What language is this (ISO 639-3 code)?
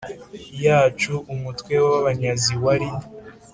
kin